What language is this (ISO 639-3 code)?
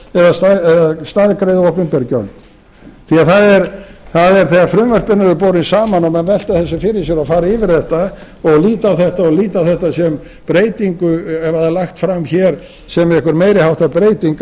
isl